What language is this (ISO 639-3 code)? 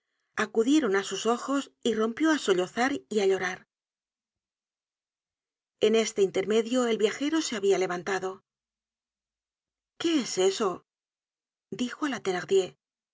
spa